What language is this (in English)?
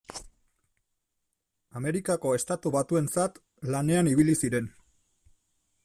Basque